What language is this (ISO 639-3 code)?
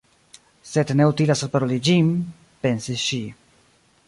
epo